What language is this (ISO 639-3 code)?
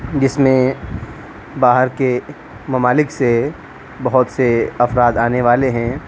urd